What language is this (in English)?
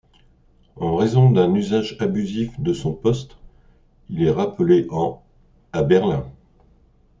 French